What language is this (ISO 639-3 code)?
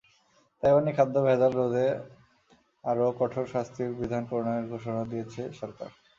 ben